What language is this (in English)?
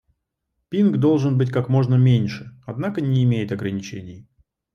Russian